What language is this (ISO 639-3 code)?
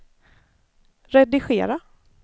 swe